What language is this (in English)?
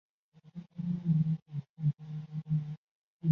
Chinese